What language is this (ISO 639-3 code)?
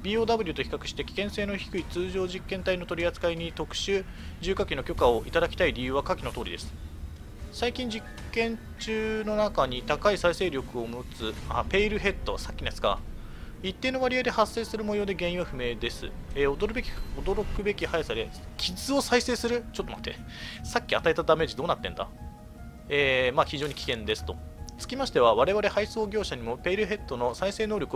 jpn